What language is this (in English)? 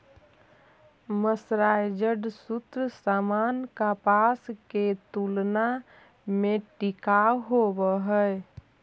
Magahi